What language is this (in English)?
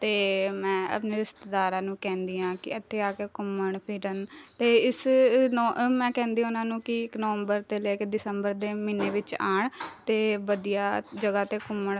Punjabi